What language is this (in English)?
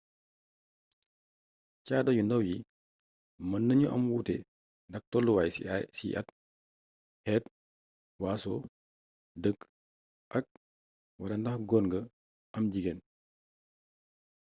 Wolof